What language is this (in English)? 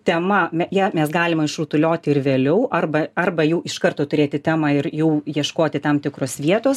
Lithuanian